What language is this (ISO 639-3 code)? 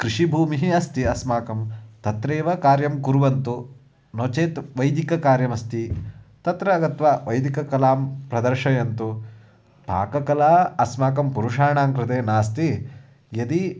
san